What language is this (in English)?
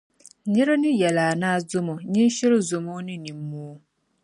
Dagbani